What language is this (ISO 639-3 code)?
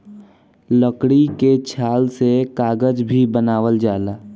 bho